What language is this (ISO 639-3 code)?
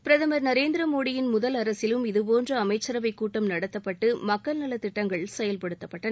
tam